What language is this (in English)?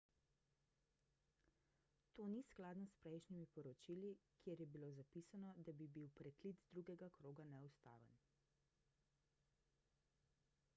Slovenian